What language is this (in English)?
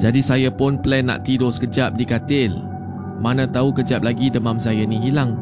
Malay